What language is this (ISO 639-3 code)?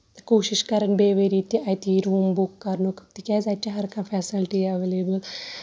kas